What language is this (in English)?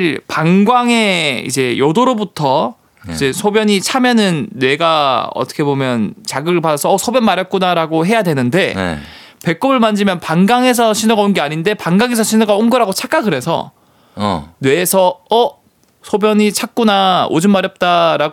Korean